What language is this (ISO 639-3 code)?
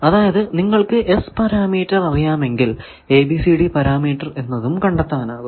mal